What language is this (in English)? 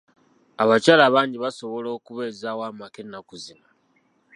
Ganda